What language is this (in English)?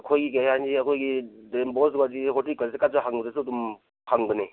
Manipuri